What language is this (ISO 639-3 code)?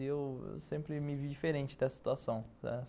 por